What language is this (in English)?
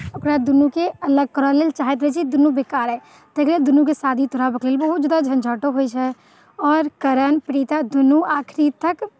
Maithili